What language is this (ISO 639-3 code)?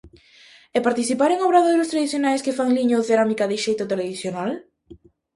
glg